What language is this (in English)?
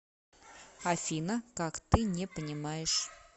Russian